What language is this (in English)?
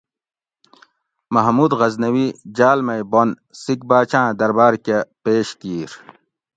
Gawri